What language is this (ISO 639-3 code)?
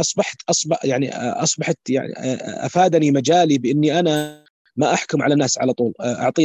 ara